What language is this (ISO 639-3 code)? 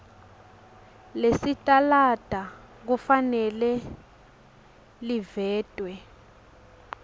ssw